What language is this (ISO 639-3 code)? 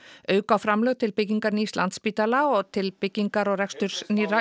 isl